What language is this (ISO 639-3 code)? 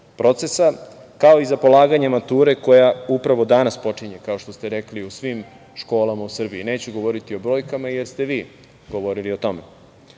srp